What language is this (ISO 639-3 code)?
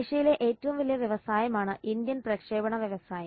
mal